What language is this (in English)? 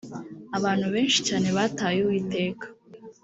Kinyarwanda